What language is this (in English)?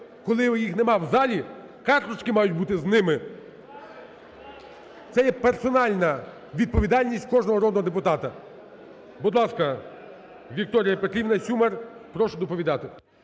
Ukrainian